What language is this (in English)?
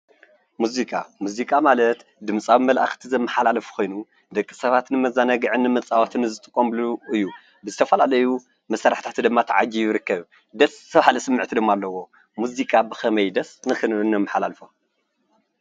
Tigrinya